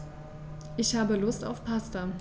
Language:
German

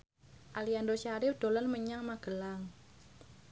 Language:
Javanese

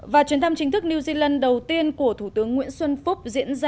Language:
Vietnamese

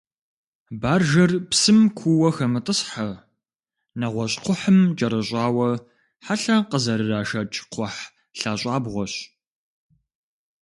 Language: Kabardian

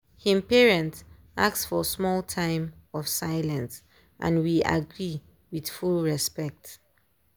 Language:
Nigerian Pidgin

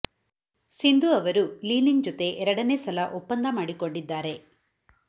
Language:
Kannada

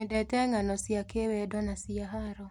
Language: Kikuyu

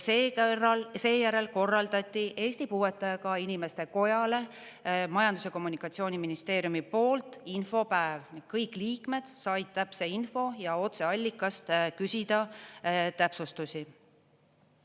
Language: Estonian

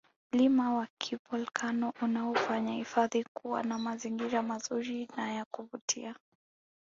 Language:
Swahili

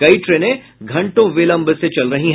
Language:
Hindi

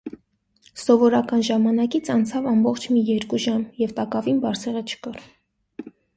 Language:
Armenian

